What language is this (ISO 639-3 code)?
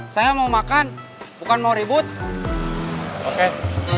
ind